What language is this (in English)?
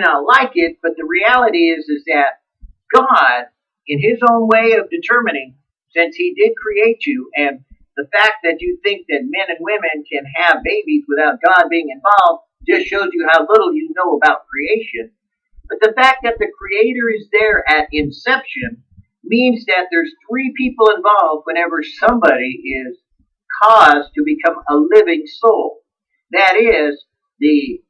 English